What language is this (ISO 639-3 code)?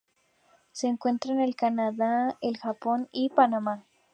spa